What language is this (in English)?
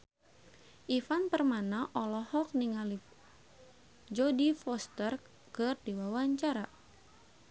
Sundanese